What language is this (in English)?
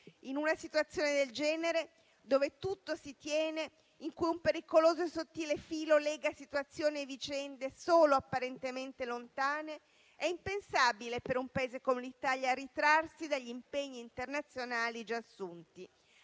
Italian